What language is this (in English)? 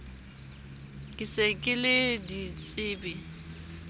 Southern Sotho